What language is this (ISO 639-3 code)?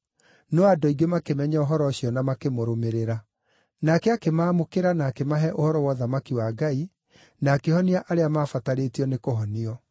kik